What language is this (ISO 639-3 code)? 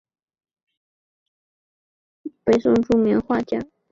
zho